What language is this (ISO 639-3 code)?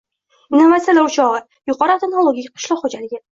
uzb